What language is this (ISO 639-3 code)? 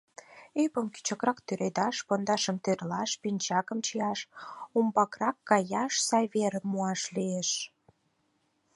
chm